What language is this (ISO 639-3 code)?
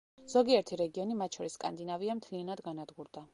kat